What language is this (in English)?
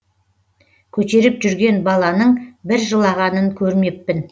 Kazakh